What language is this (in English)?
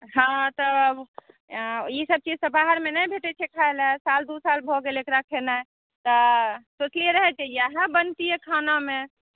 Maithili